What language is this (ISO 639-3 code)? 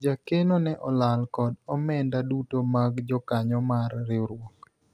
luo